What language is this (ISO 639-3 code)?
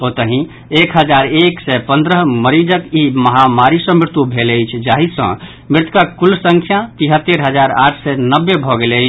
mai